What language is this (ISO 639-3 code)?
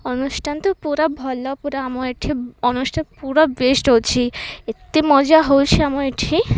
ori